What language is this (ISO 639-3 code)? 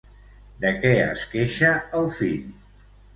cat